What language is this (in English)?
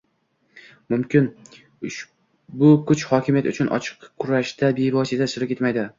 Uzbek